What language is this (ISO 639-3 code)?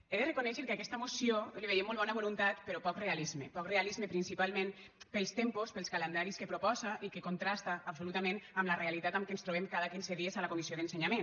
cat